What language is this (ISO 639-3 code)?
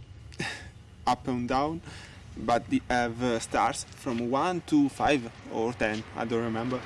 eng